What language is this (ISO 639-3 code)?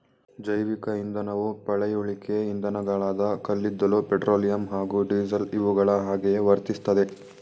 kan